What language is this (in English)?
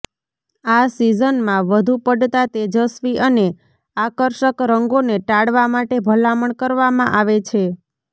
Gujarati